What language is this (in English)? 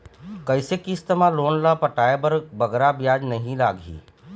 Chhattisgarhi